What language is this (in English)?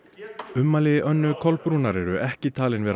Icelandic